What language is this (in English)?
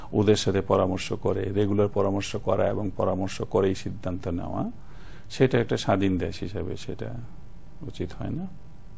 Bangla